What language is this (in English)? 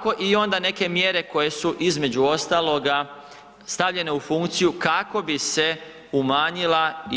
Croatian